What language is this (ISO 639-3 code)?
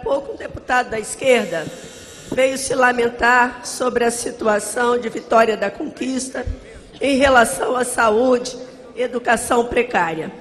por